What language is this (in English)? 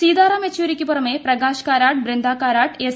Malayalam